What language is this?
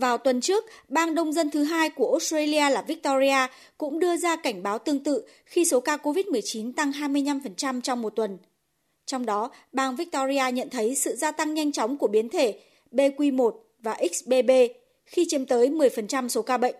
Vietnamese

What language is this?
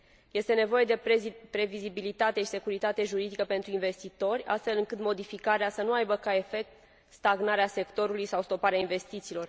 Romanian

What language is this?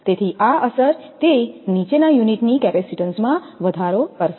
Gujarati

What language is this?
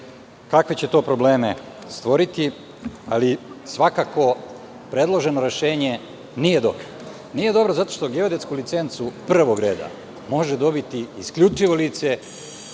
Serbian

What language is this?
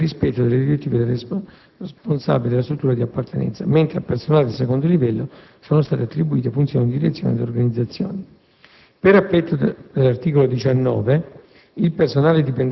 Italian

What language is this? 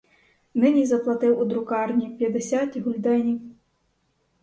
Ukrainian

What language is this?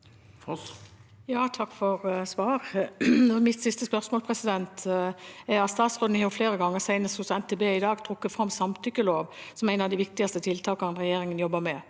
Norwegian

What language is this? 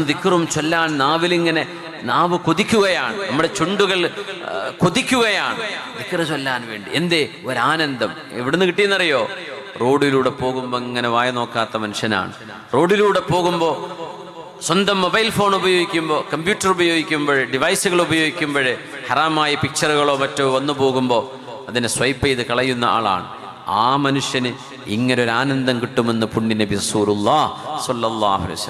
Malayalam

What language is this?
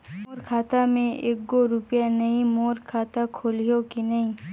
Chhattisgarhi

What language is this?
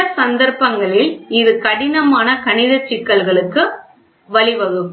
Tamil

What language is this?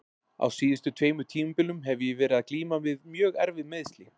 Icelandic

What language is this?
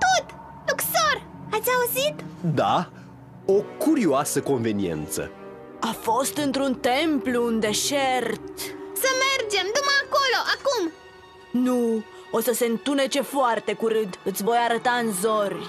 Romanian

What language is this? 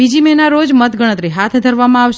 Gujarati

